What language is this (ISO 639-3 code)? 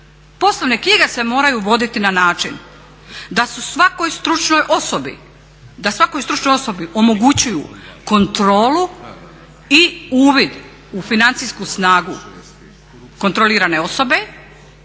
hrv